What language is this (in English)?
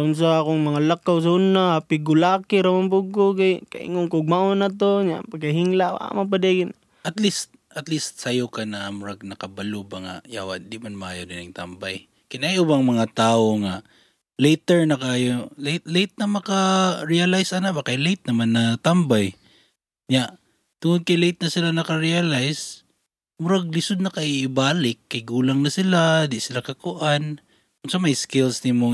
Filipino